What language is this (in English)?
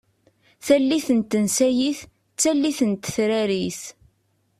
Kabyle